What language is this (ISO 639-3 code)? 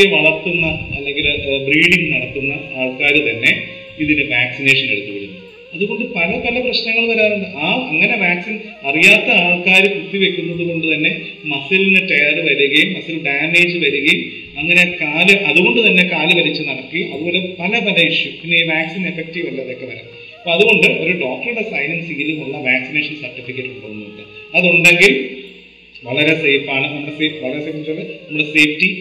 mal